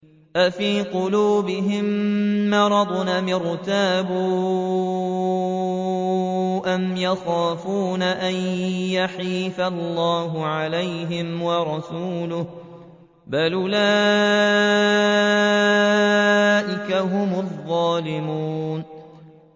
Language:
Arabic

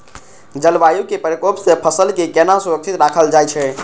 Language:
Maithili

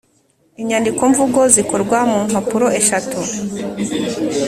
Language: Kinyarwanda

